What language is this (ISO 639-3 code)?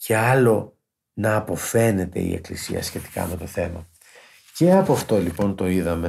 ell